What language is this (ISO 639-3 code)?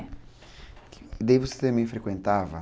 por